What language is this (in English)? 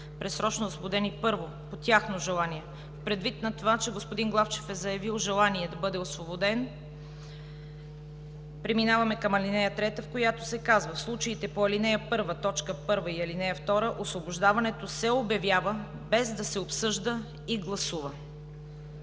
Bulgarian